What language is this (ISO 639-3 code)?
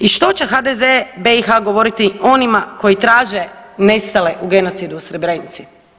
hrv